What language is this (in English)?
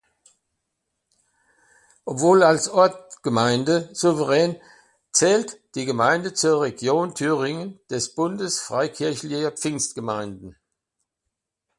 German